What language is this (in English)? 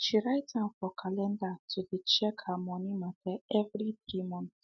Nigerian Pidgin